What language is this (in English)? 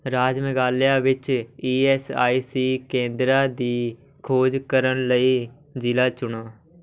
Punjabi